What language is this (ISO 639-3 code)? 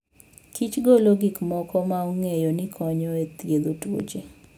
luo